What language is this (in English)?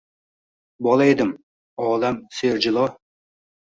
Uzbek